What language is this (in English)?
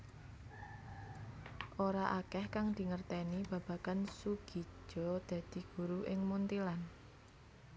Javanese